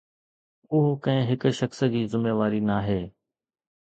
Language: Sindhi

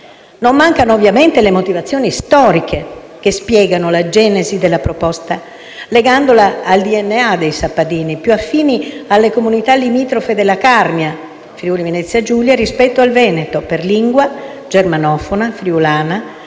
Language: Italian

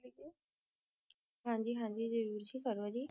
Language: Punjabi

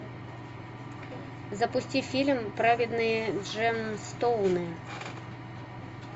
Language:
Russian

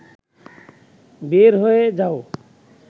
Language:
Bangla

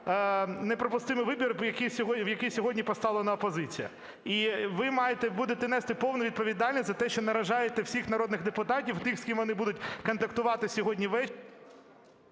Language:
Ukrainian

